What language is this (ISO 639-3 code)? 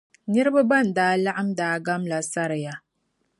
dag